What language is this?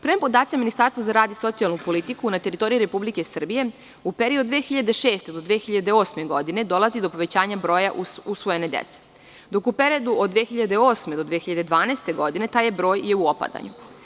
Serbian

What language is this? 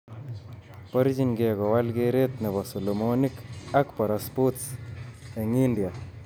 Kalenjin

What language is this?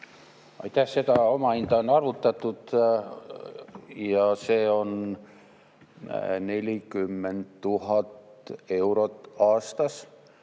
Estonian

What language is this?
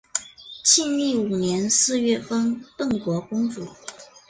Chinese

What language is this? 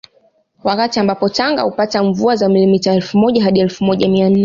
Swahili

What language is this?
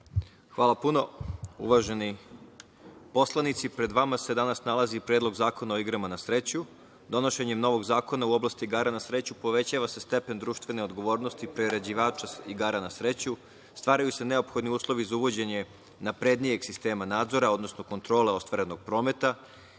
Serbian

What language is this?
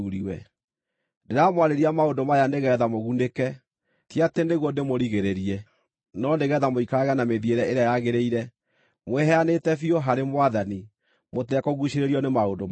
Kikuyu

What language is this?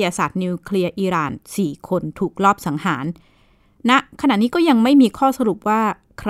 Thai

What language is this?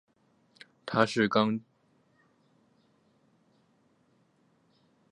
Chinese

